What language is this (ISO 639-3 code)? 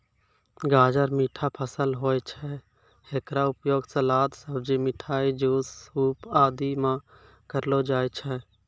mai